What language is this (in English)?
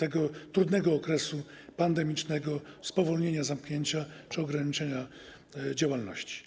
Polish